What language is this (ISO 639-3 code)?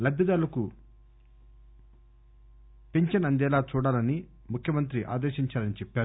tel